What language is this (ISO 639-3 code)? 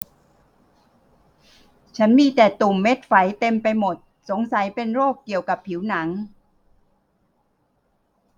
tha